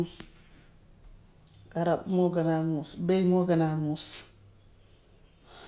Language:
Gambian Wolof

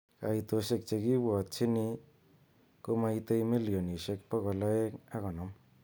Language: Kalenjin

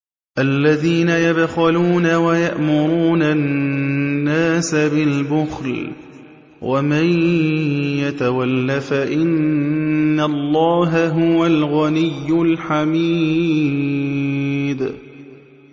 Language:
Arabic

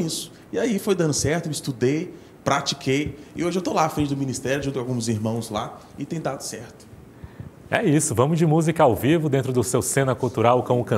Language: Portuguese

